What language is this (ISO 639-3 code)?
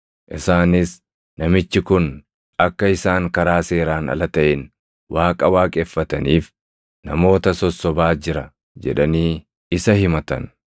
orm